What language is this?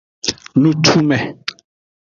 Aja (Benin)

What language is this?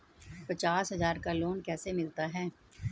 Hindi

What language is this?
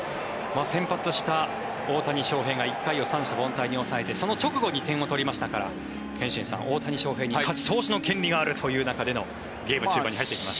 Japanese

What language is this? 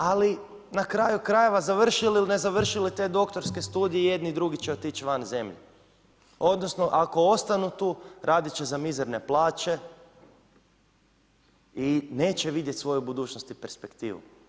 Croatian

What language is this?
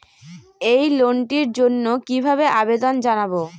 Bangla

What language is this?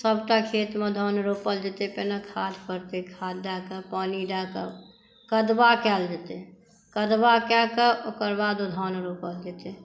Maithili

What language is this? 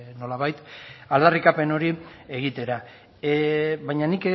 Basque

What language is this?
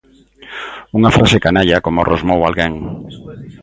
Galician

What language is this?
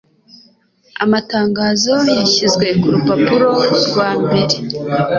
Kinyarwanda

